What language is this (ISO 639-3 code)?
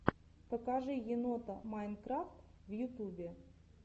rus